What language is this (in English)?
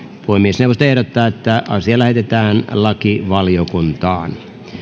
Finnish